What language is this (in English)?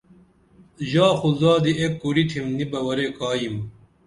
Dameli